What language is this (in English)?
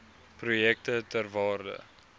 Afrikaans